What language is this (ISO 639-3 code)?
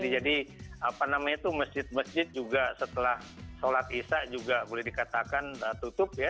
ind